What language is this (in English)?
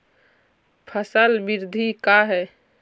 Magahi